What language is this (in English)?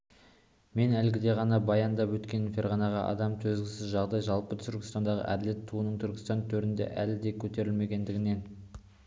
Kazakh